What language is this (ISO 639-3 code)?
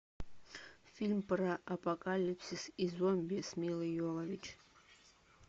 rus